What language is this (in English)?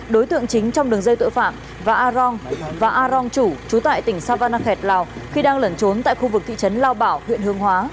Vietnamese